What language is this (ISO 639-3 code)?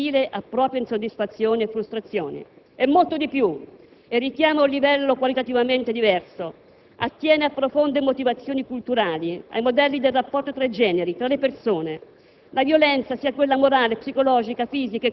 ita